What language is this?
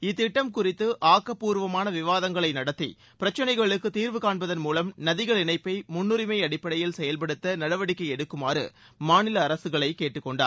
Tamil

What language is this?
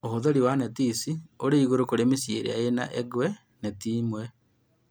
Kikuyu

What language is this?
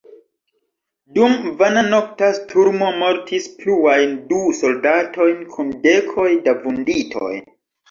Esperanto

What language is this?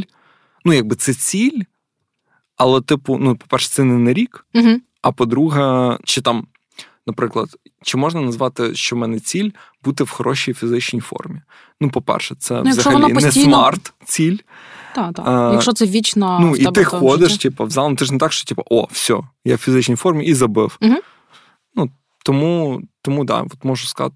Ukrainian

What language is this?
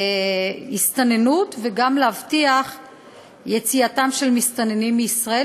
Hebrew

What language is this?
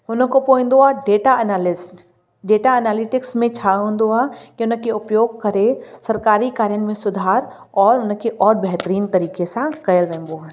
Sindhi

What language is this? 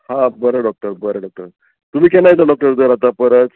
Konkani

